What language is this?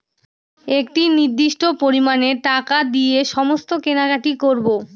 Bangla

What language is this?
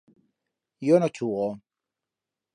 Aragonese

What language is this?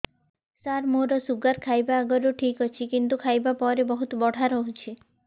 Odia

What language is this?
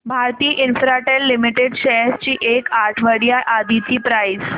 Marathi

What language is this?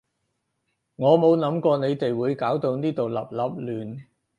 Cantonese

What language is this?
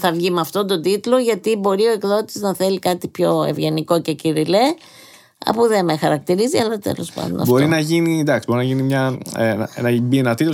Greek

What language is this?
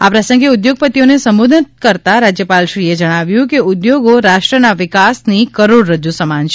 Gujarati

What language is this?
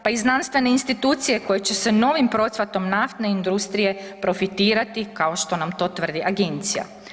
Croatian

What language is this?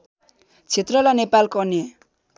Nepali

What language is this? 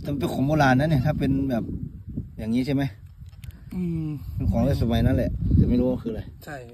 Thai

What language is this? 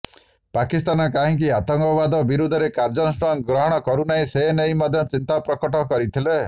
Odia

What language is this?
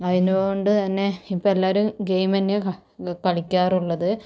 Malayalam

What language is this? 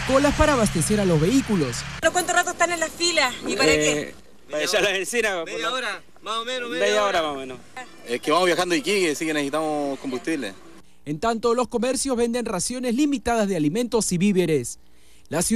Spanish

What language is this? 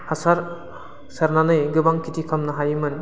Bodo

